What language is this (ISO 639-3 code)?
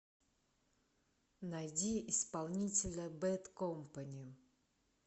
rus